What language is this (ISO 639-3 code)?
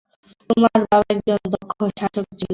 ben